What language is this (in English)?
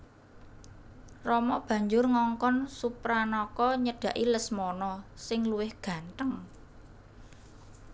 Javanese